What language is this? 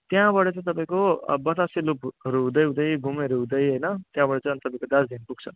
Nepali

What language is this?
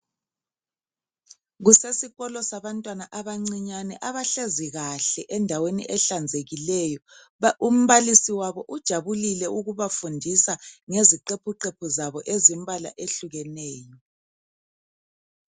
North Ndebele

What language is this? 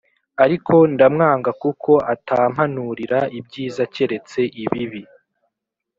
Kinyarwanda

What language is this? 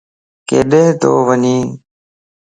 Lasi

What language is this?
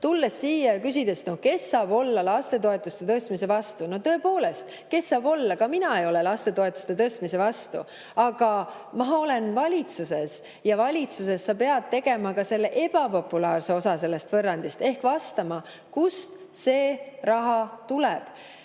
Estonian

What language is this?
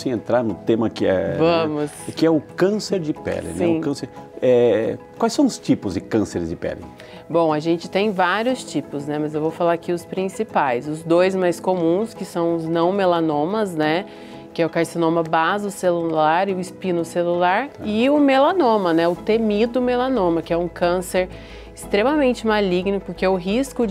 Portuguese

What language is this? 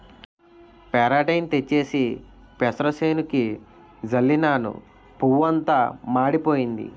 Telugu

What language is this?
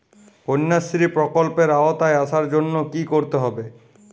Bangla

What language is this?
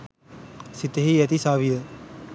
Sinhala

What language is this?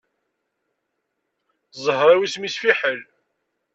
Kabyle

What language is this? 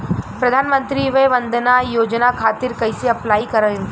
Bhojpuri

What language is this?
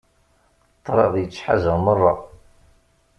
Kabyle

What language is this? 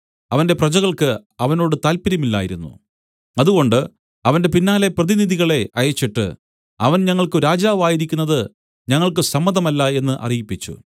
Malayalam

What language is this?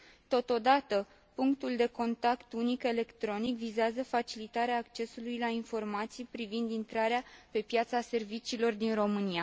Romanian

